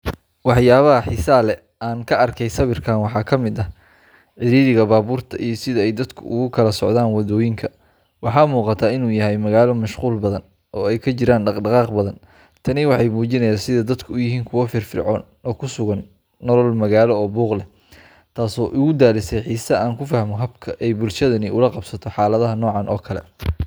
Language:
Somali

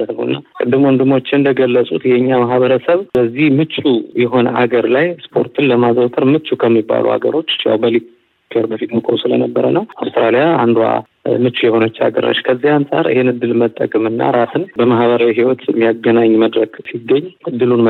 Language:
Amharic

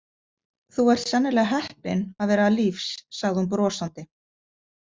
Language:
Icelandic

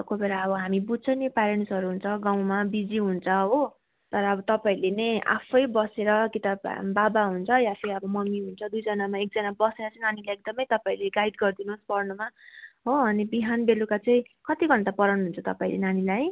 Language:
Nepali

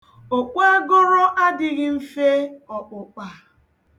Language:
Igbo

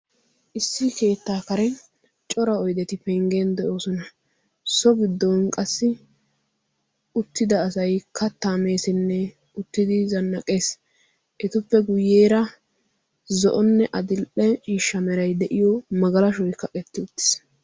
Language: Wolaytta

